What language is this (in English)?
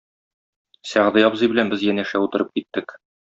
Tatar